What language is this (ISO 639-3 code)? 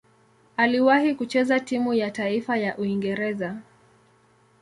swa